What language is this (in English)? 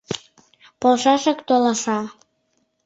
Mari